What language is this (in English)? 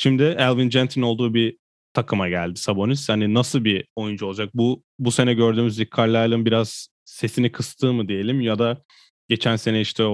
Turkish